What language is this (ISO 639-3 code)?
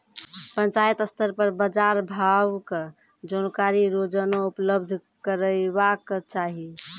mai